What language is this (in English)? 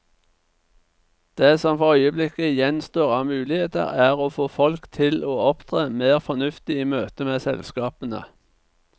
Norwegian